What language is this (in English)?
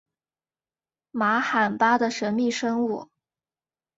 Chinese